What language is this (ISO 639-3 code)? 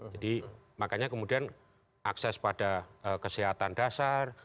ind